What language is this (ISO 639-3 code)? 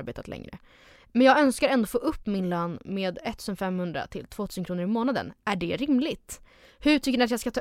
swe